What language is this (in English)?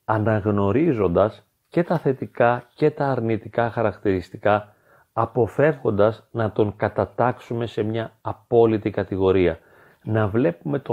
Greek